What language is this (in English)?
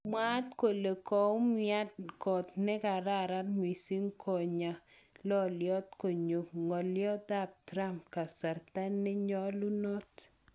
Kalenjin